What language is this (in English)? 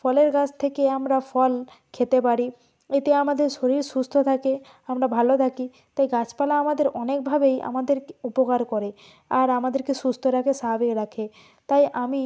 Bangla